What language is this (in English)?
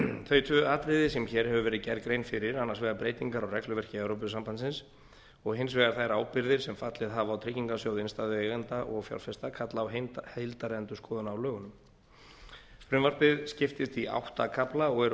Icelandic